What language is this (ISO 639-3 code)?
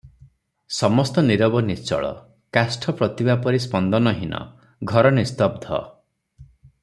ori